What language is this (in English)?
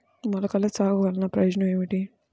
Telugu